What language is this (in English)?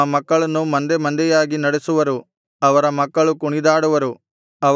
Kannada